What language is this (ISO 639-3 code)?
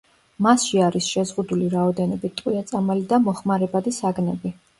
kat